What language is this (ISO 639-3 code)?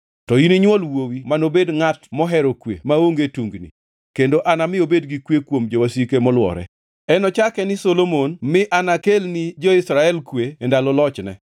luo